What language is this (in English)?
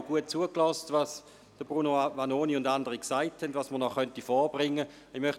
Swiss German